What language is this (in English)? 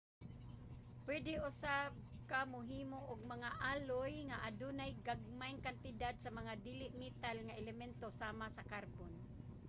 Cebuano